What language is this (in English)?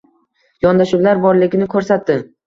Uzbek